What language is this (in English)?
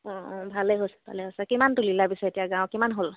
Assamese